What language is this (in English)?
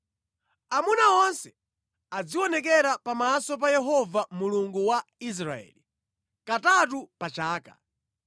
Nyanja